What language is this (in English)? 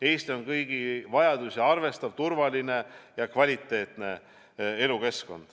Estonian